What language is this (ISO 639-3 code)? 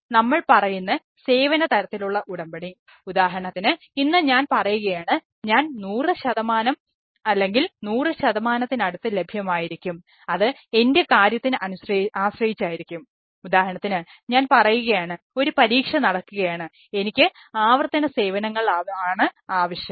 mal